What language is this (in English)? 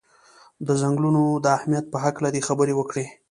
Pashto